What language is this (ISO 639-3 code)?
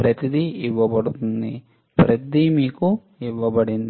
tel